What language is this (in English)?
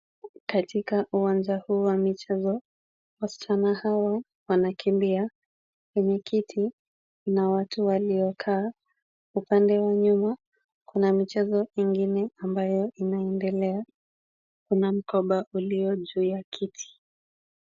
Swahili